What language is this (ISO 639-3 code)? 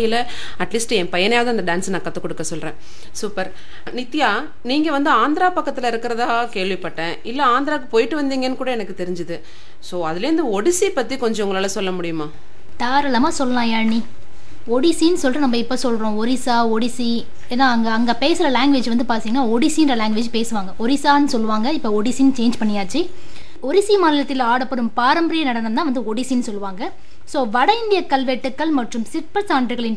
tam